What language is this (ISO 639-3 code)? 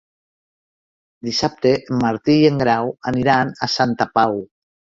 cat